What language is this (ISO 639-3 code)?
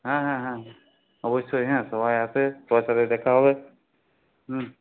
ben